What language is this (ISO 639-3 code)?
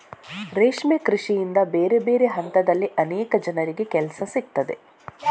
kan